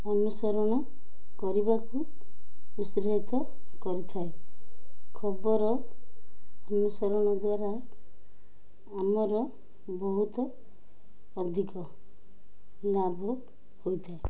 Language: Odia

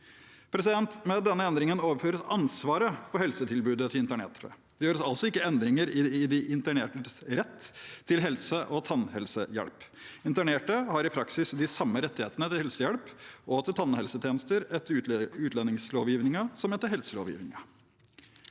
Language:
Norwegian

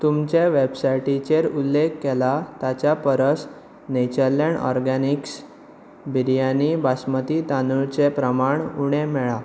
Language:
Konkani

